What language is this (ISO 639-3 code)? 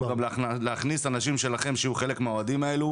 heb